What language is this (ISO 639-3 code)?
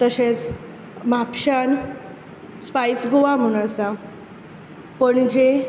kok